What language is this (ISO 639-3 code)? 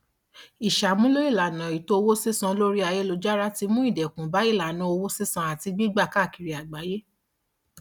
yor